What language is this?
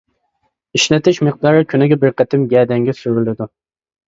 Uyghur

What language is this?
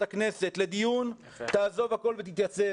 Hebrew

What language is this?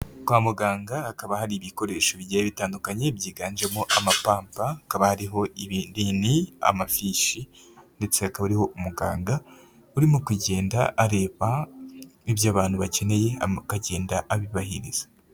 Kinyarwanda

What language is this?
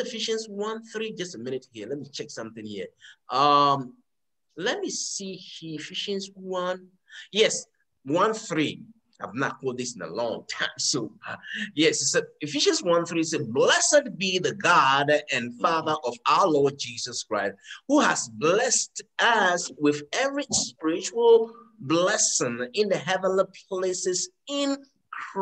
English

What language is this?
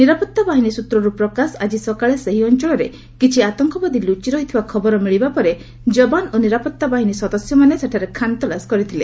Odia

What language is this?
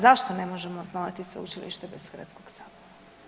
Croatian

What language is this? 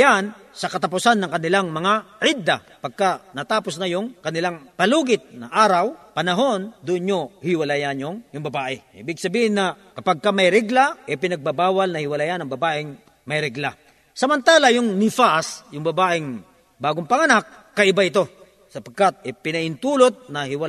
Filipino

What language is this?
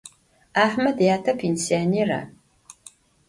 Adyghe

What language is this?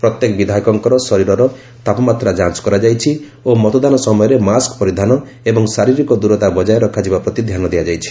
Odia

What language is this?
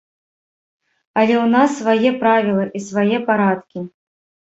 Belarusian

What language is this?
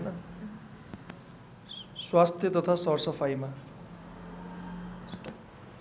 Nepali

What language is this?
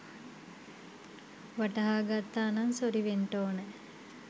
Sinhala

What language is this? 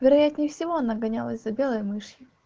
Russian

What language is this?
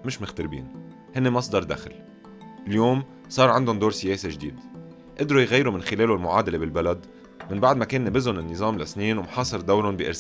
Arabic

